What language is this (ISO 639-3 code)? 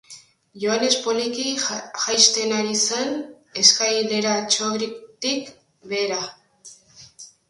eus